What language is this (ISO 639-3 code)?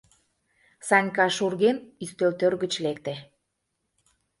chm